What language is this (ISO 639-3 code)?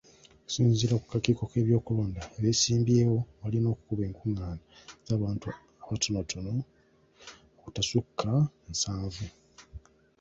lug